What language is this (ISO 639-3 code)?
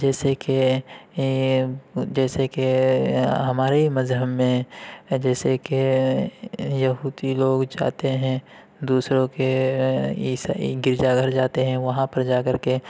urd